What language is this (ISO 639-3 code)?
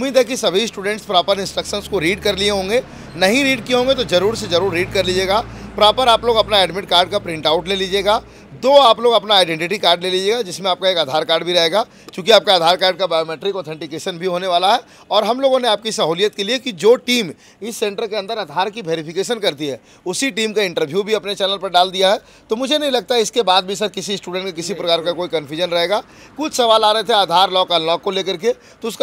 hin